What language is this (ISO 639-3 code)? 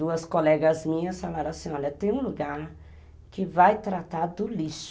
por